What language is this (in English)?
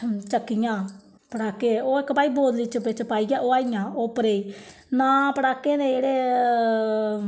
Dogri